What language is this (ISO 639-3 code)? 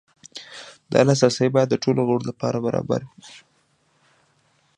pus